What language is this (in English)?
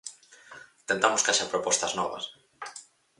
Galician